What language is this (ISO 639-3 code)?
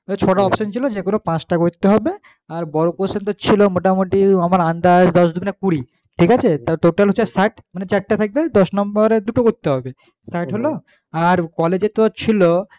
ben